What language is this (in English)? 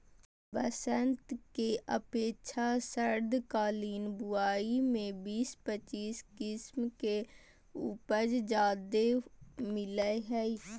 Magahi